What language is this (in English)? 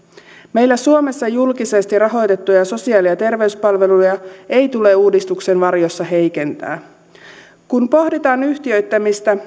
Finnish